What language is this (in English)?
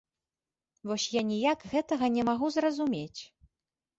Belarusian